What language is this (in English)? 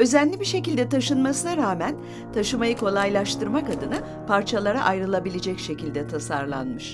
Turkish